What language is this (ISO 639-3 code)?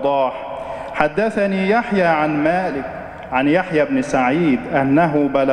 ara